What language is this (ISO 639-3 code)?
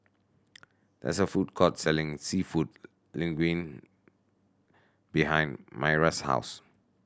eng